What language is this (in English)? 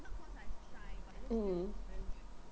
English